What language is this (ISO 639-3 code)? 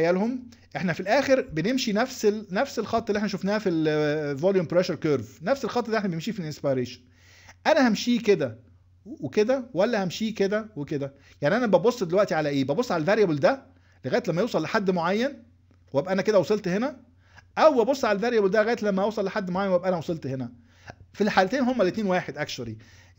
ara